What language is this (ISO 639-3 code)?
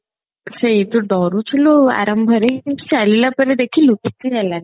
ori